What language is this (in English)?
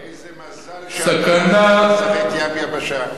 Hebrew